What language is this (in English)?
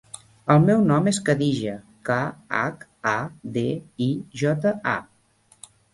Catalan